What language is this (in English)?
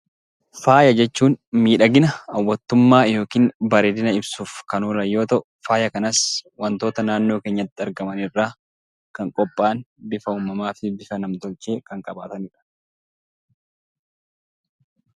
Oromo